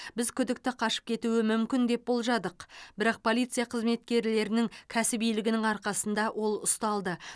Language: Kazakh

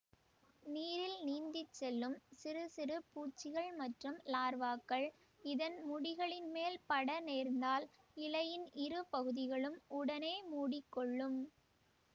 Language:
Tamil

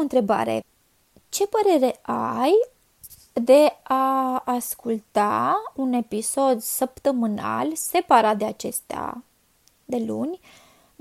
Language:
Romanian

